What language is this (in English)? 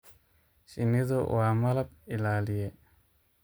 Somali